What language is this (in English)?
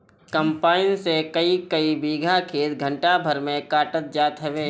Bhojpuri